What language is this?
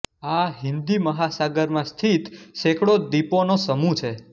Gujarati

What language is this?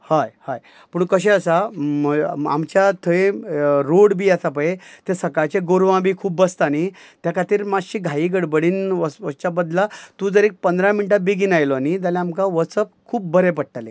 Konkani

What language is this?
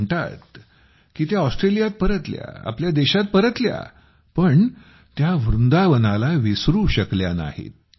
Marathi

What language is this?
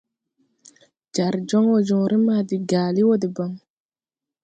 Tupuri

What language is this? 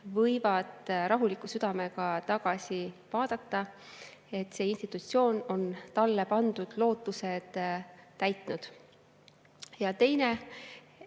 Estonian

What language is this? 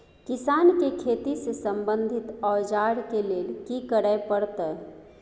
Maithili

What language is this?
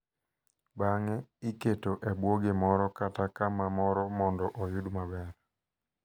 Luo (Kenya and Tanzania)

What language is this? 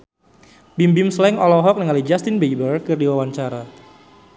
Sundanese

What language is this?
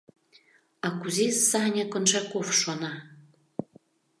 Mari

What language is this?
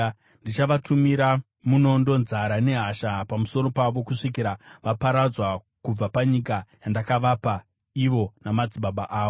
Shona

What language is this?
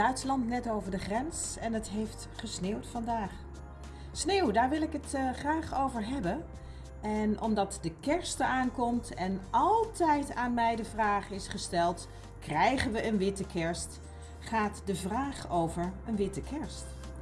Dutch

